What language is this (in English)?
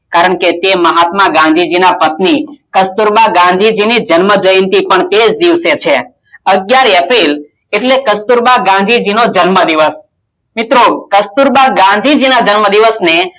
Gujarati